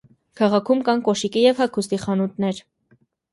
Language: Armenian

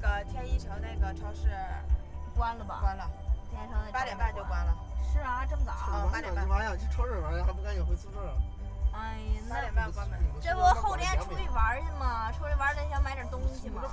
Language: Chinese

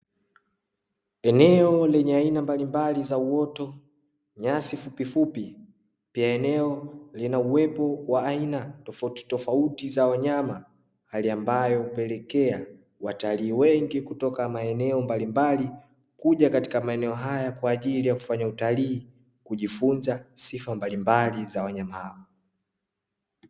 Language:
Swahili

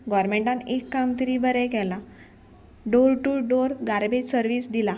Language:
Konkani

